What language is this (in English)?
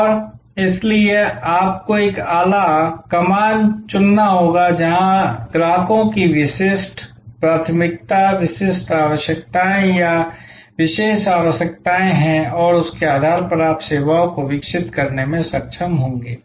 Hindi